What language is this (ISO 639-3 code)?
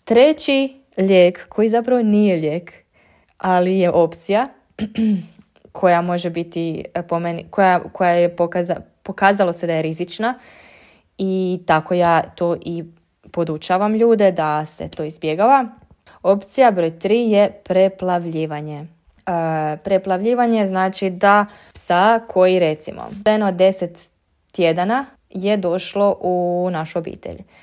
hrv